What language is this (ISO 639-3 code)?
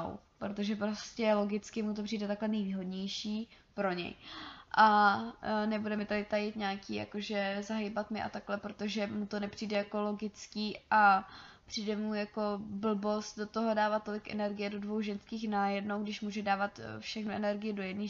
ces